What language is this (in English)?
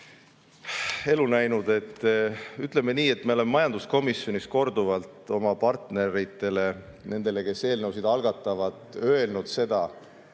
Estonian